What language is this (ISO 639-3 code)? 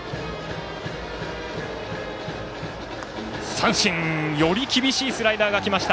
jpn